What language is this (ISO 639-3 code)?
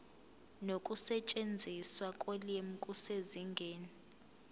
zul